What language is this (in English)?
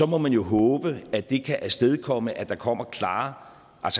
Danish